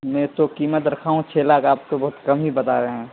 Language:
Urdu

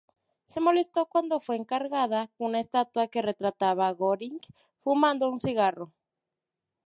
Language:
Spanish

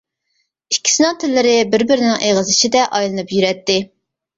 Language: Uyghur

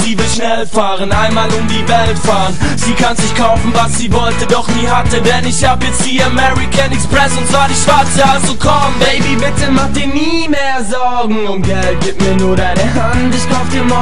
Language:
Arabic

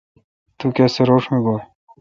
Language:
Kalkoti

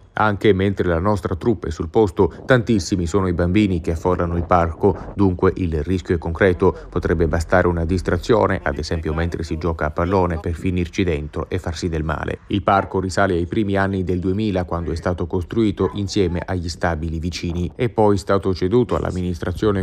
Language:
Italian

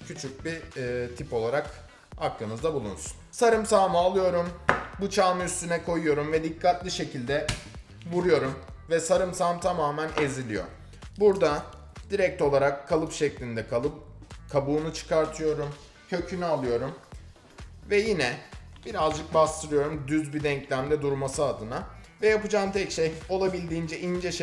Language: Turkish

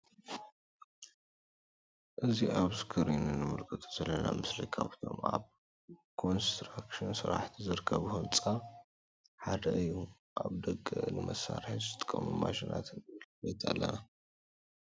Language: Tigrinya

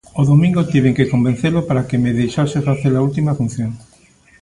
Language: Galician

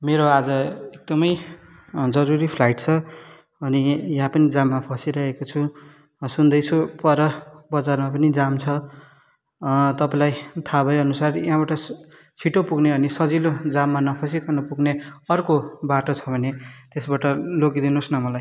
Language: Nepali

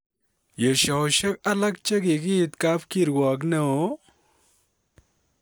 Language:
Kalenjin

